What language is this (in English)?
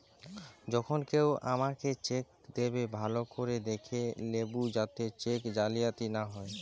Bangla